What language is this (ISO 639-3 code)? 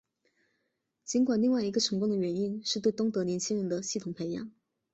zho